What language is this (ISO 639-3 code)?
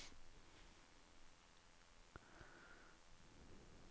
swe